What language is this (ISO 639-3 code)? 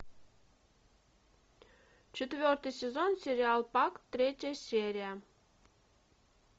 rus